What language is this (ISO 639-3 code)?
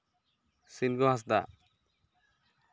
sat